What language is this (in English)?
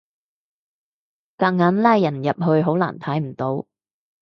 Cantonese